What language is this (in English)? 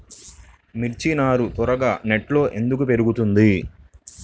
Telugu